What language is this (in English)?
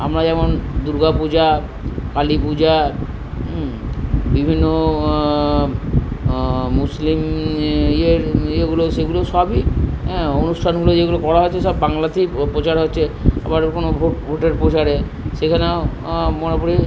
Bangla